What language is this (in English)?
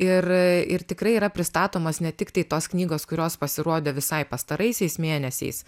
Lithuanian